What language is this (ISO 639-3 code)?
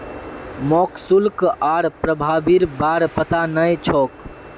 mag